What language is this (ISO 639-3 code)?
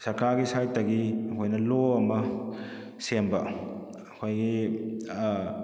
mni